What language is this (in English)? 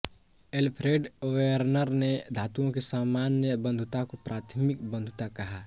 Hindi